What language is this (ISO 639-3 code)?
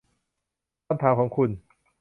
tha